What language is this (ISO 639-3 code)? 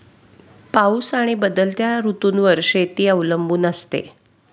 mar